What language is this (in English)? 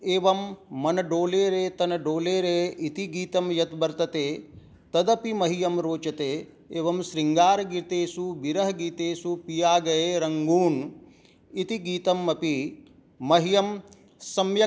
Sanskrit